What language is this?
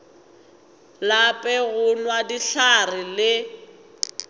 Northern Sotho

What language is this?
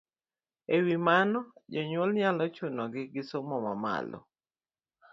Luo (Kenya and Tanzania)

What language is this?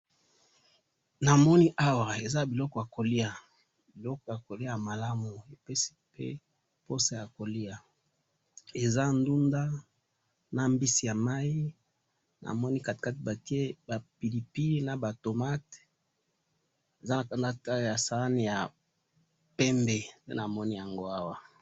Lingala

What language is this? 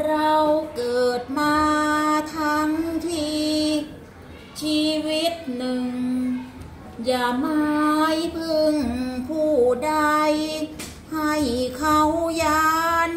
Thai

